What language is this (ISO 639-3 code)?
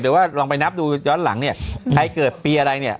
tha